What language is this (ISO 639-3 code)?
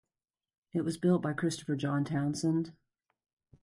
eng